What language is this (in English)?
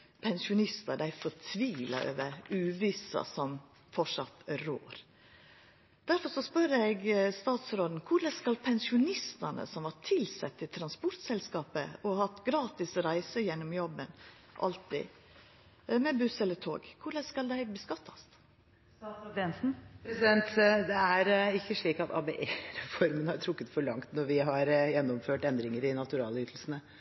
Norwegian